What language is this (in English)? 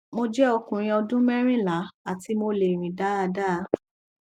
Yoruba